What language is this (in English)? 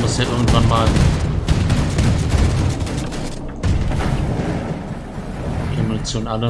German